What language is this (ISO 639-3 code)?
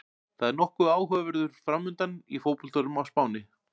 isl